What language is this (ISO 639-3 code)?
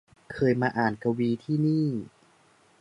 tha